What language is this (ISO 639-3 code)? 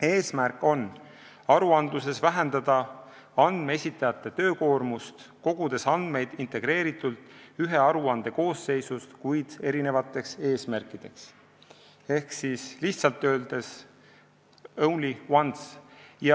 est